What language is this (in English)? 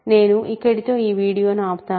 Telugu